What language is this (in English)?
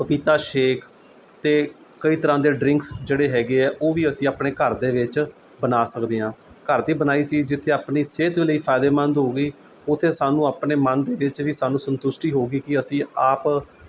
Punjabi